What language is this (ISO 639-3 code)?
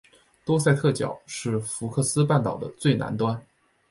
zho